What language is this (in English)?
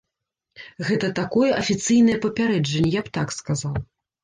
Belarusian